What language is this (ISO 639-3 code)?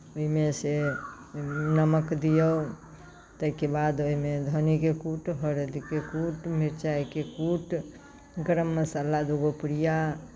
mai